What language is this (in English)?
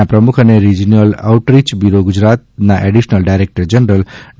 Gujarati